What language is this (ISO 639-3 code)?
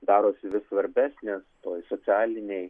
lit